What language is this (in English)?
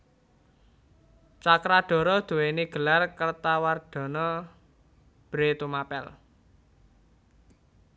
Javanese